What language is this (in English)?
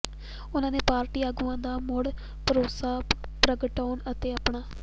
Punjabi